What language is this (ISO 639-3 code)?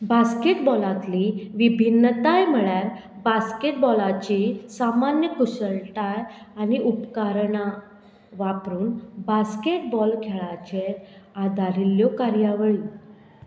kok